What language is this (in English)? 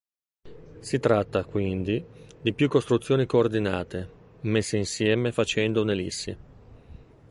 Italian